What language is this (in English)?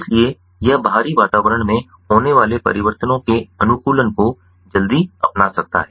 Hindi